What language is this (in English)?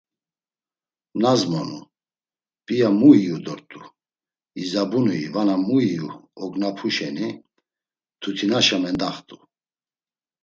Laz